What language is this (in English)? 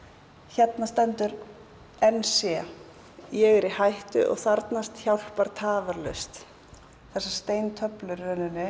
Icelandic